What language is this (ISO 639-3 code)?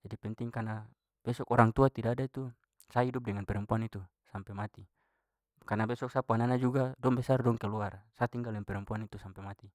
pmy